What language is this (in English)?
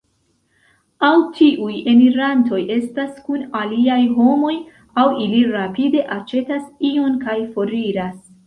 Esperanto